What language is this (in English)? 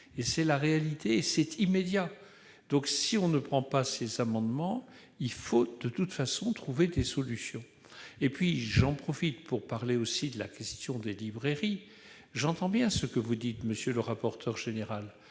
French